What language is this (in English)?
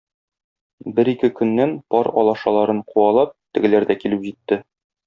Tatar